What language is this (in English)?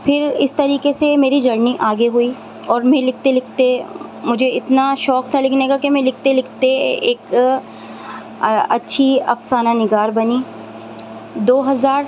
Urdu